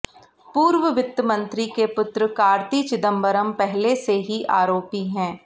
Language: Hindi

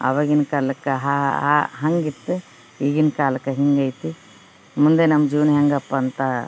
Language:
Kannada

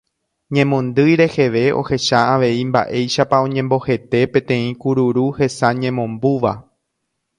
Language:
Guarani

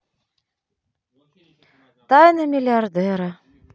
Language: Russian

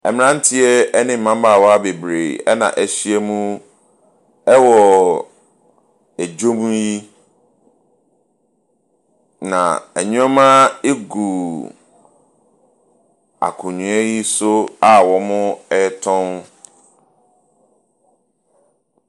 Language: Akan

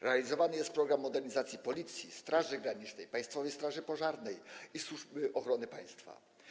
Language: Polish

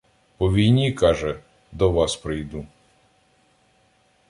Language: Ukrainian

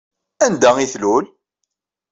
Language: Kabyle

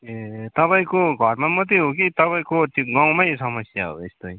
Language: Nepali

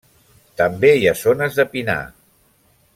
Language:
Catalan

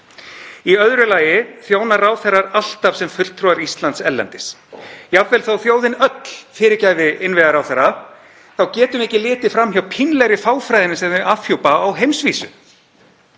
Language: Icelandic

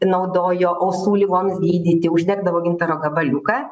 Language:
Lithuanian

